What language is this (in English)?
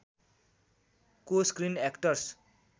Nepali